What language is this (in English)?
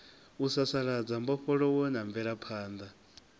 Venda